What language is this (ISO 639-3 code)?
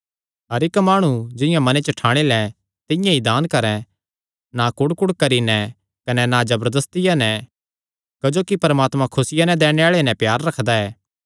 xnr